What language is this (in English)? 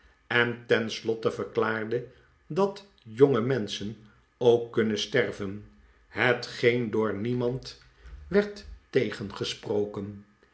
Dutch